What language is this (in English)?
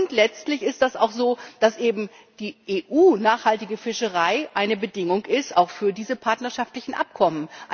German